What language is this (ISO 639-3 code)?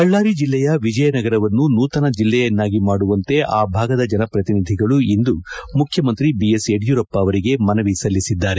kan